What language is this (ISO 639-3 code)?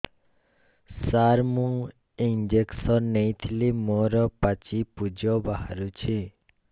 ori